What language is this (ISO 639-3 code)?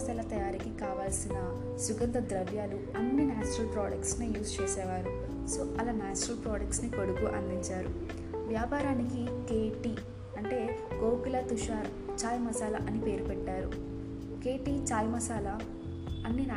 tel